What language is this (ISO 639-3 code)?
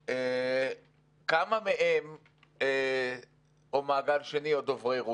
heb